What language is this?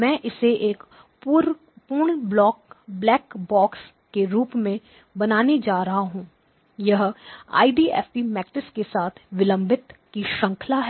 Hindi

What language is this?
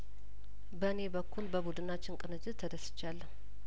Amharic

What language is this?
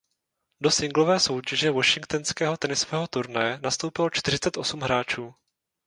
Czech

